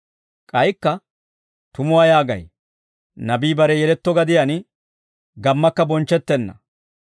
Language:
Dawro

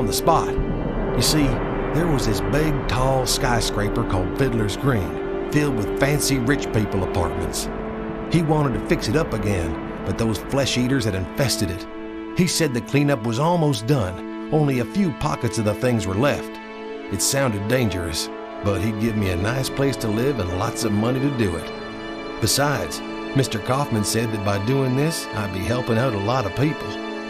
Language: English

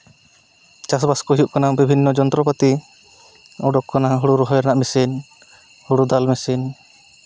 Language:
Santali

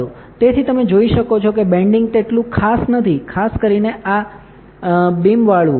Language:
Gujarati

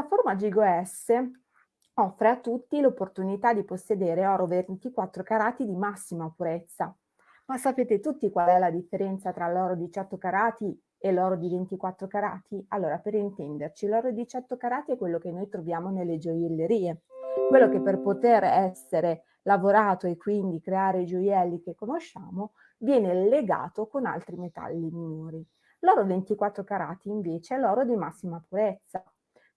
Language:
Italian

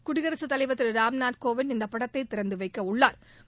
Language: Tamil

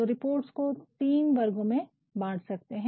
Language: Hindi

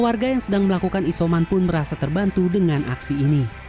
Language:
Indonesian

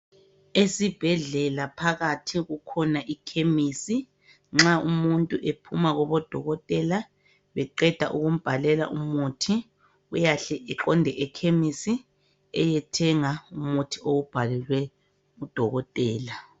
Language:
North Ndebele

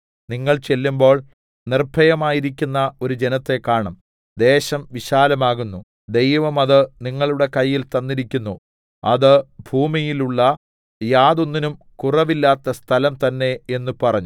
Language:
Malayalam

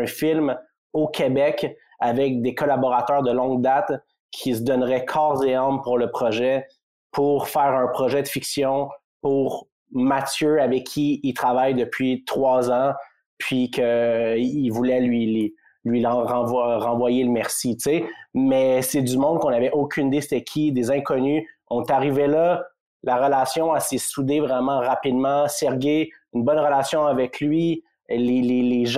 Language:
French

